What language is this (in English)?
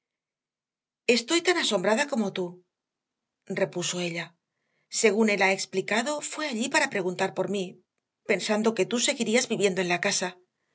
Spanish